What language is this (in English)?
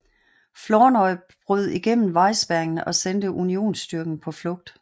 Danish